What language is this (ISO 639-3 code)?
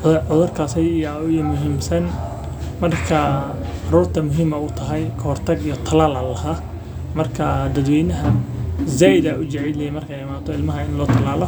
som